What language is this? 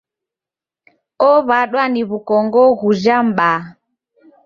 Taita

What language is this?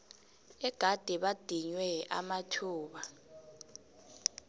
South Ndebele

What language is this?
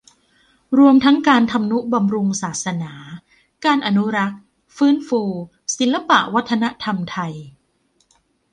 Thai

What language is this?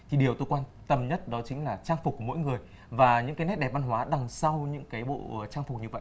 Vietnamese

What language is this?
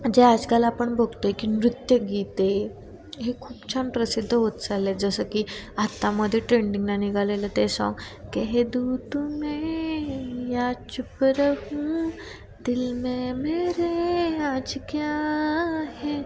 Marathi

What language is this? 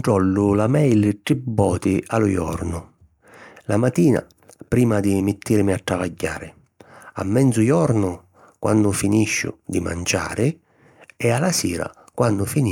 Sicilian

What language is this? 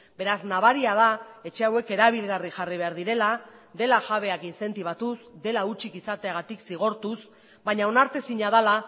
Basque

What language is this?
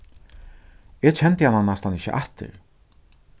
Faroese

